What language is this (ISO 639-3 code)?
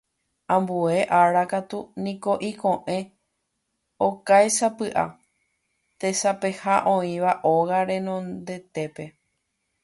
grn